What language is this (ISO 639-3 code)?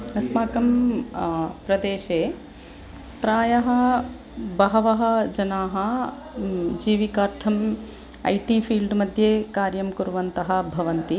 san